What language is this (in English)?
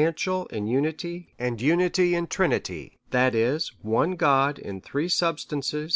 English